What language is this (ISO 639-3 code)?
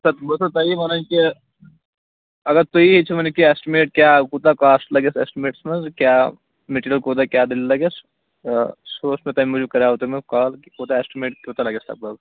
kas